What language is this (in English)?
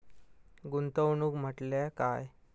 Marathi